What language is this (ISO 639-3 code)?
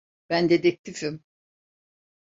tur